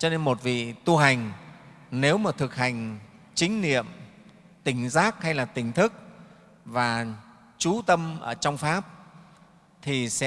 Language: Vietnamese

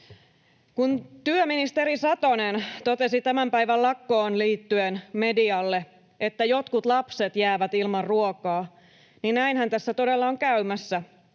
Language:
Finnish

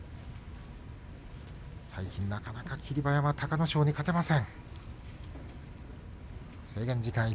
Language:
Japanese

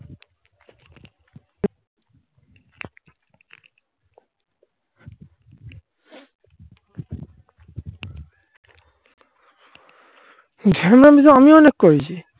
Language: Bangla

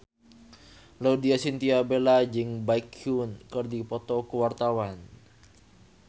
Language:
Sundanese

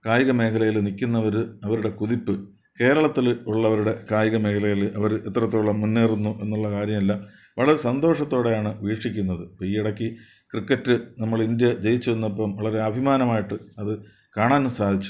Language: Malayalam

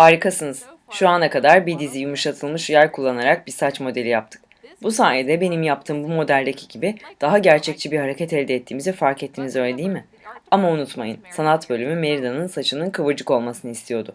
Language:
Turkish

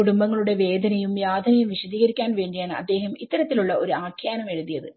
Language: Malayalam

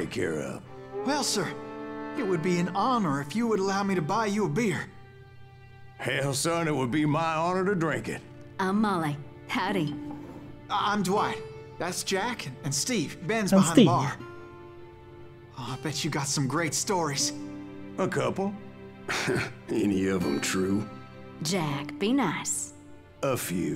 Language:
French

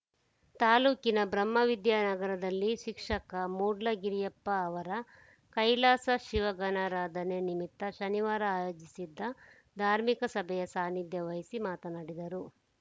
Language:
Kannada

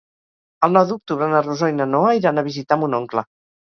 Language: Catalan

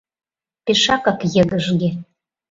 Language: Mari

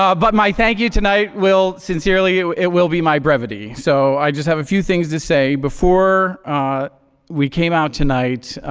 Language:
English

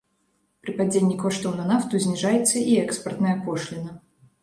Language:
Belarusian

